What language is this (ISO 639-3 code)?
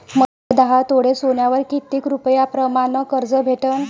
mar